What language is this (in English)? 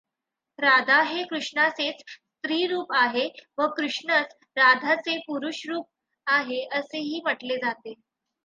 Marathi